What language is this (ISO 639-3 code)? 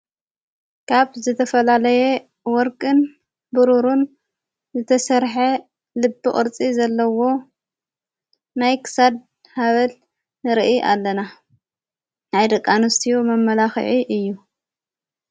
tir